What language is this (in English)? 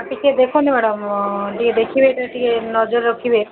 Odia